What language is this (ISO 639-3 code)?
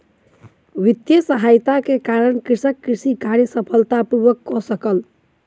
mai